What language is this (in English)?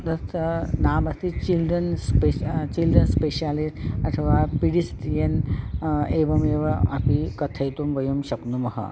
Sanskrit